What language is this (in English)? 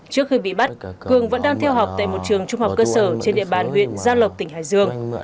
Vietnamese